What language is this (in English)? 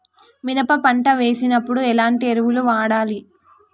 Telugu